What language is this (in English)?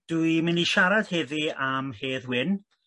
Welsh